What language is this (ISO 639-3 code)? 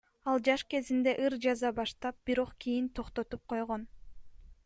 kir